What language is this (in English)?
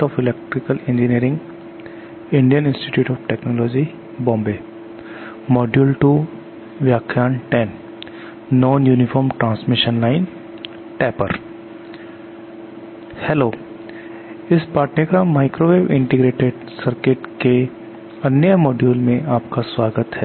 Hindi